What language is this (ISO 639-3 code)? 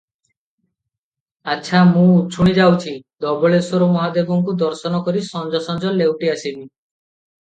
ori